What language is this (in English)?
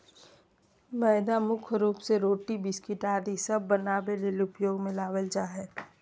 Magahi